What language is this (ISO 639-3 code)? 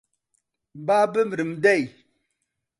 ckb